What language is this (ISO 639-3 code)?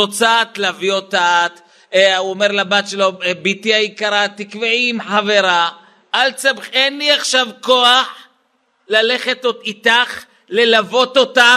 heb